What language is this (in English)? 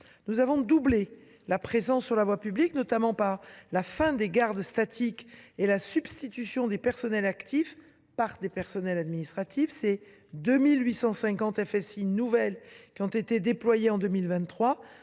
French